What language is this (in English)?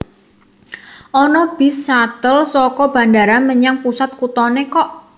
Javanese